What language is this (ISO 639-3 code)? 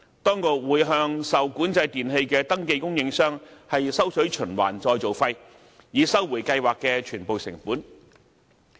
yue